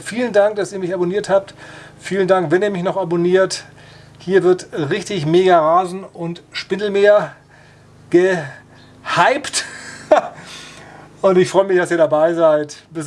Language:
German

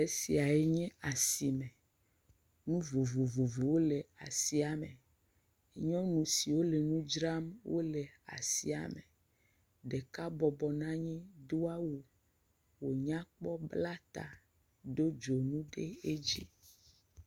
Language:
Ewe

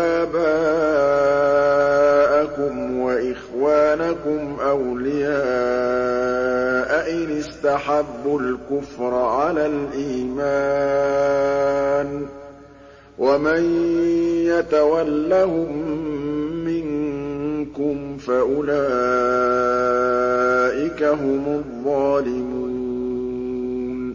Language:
Arabic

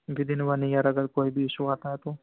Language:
Urdu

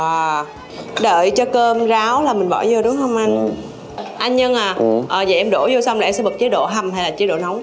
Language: Vietnamese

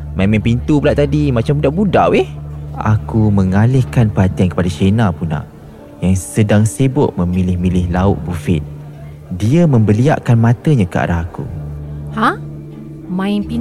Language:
Malay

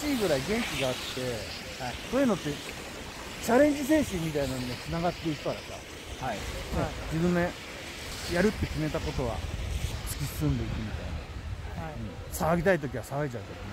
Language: Japanese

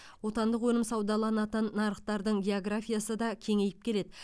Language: Kazakh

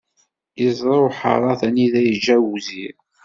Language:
Kabyle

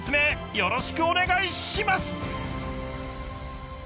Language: Japanese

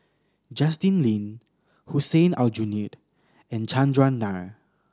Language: English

